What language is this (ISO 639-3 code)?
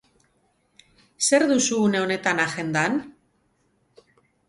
eus